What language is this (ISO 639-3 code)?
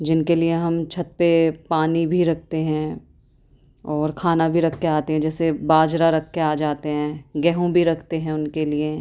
urd